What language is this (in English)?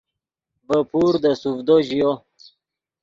Yidgha